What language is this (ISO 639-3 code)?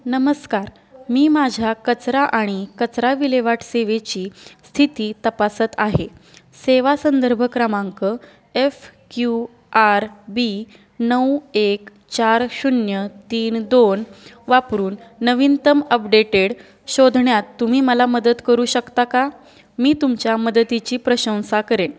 mar